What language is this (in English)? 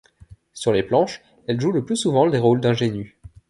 French